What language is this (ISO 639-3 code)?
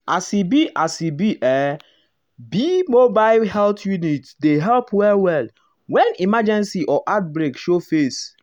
pcm